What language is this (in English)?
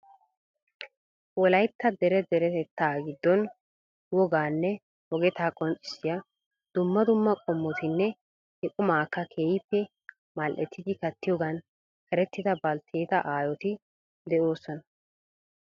Wolaytta